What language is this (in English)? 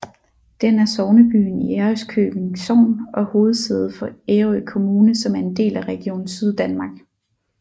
Danish